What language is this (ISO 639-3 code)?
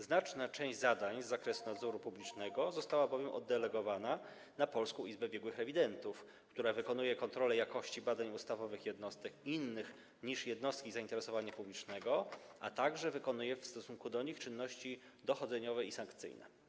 pol